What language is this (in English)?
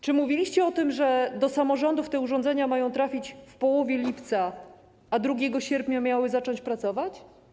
Polish